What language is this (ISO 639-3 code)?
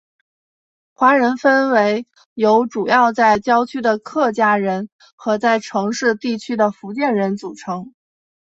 zho